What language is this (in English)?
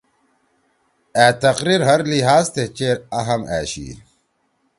Torwali